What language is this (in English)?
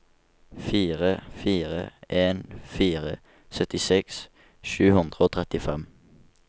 Norwegian